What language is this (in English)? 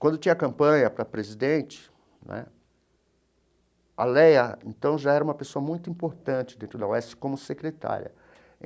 Portuguese